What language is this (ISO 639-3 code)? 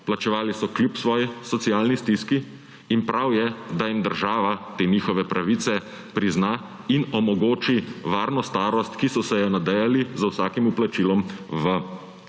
slv